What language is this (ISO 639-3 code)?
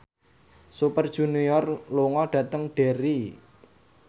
jav